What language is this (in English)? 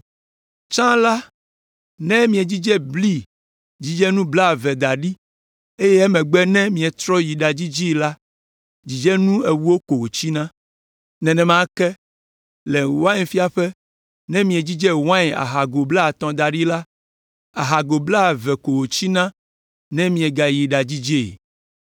Ewe